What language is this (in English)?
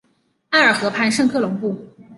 Chinese